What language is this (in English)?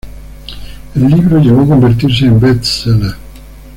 Spanish